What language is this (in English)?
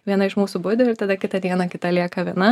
Lithuanian